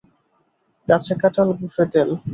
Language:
Bangla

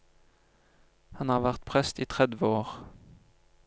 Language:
Norwegian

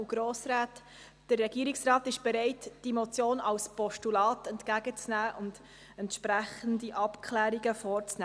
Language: Swiss German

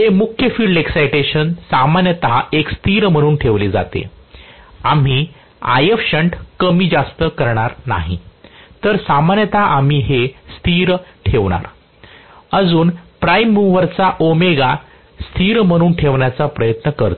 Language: Marathi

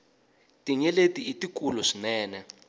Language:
Tsonga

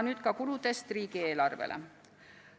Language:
Estonian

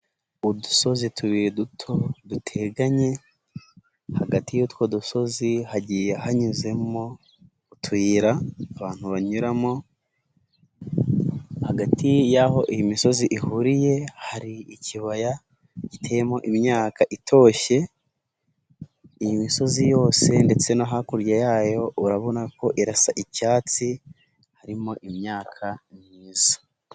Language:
Kinyarwanda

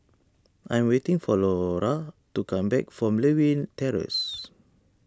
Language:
English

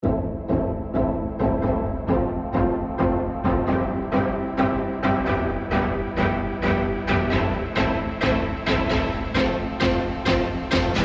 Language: Japanese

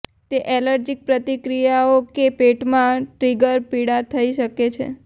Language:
Gujarati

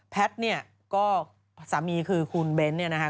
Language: Thai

